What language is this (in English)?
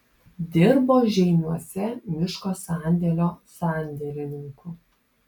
Lithuanian